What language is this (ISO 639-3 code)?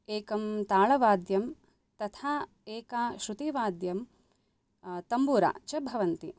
san